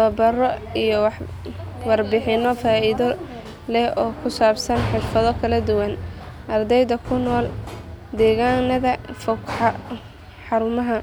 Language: Somali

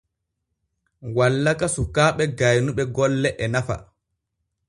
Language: Borgu Fulfulde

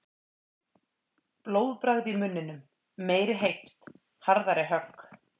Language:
Icelandic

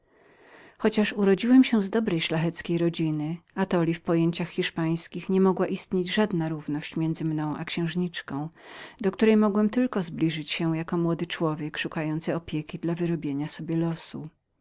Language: Polish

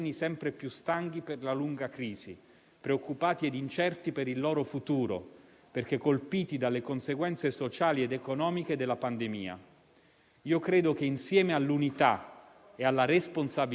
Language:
Italian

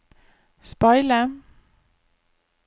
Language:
Norwegian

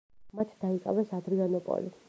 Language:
Georgian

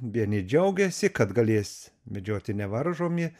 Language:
Lithuanian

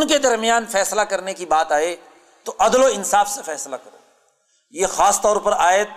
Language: Urdu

